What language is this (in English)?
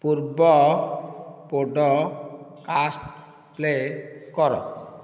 Odia